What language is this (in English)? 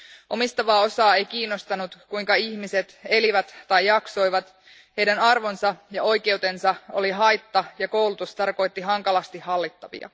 Finnish